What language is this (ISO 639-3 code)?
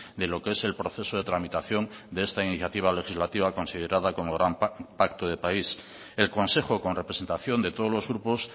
spa